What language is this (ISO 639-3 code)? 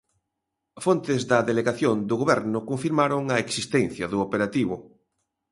glg